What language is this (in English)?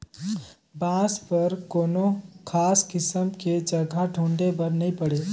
Chhattisgarhi